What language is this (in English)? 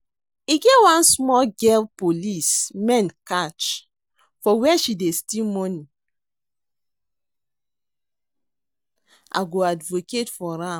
Nigerian Pidgin